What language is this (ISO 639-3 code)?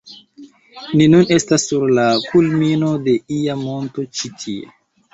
epo